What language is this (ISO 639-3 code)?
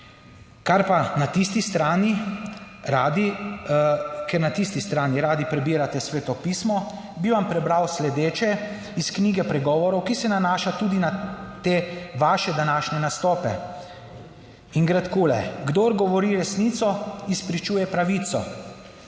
slv